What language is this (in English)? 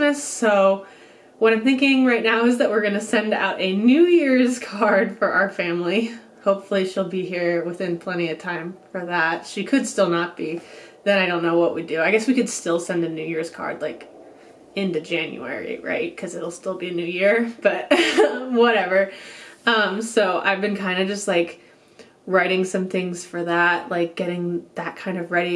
English